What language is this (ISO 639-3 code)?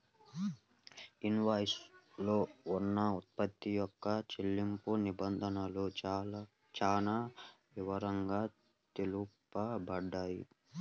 tel